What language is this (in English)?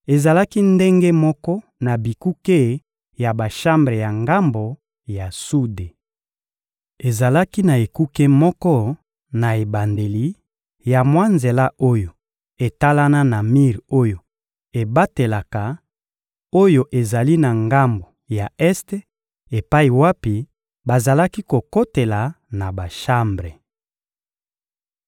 Lingala